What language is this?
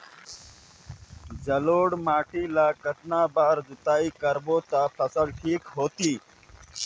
Chhattisgarhi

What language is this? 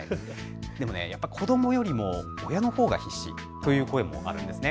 Japanese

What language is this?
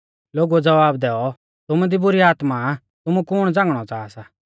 Mahasu Pahari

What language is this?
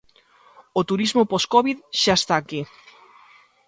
Galician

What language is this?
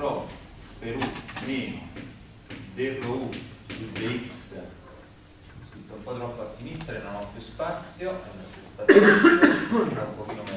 Italian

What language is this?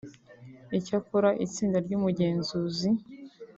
Kinyarwanda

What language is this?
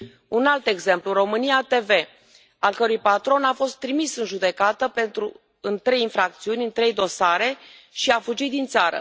Romanian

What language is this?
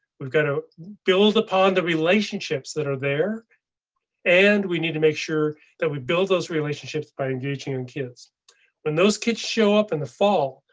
English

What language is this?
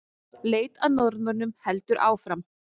Icelandic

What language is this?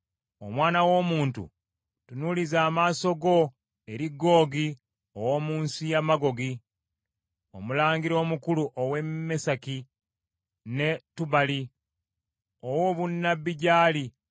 Ganda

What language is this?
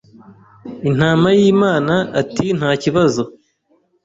Kinyarwanda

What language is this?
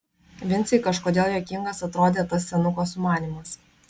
Lithuanian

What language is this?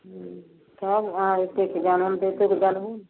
Maithili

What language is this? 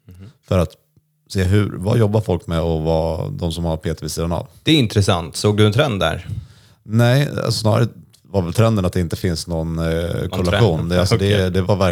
Swedish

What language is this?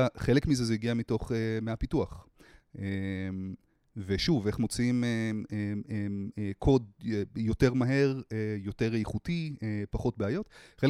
Hebrew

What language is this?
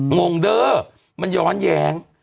Thai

